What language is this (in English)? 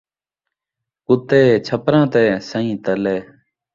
Saraiki